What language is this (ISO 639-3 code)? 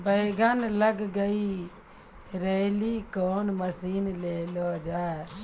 mai